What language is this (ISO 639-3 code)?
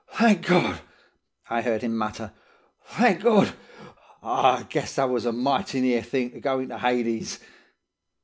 eng